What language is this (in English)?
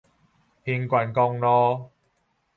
Min Nan Chinese